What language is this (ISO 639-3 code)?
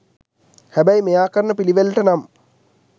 sin